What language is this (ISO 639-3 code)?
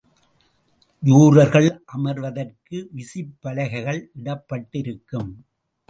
tam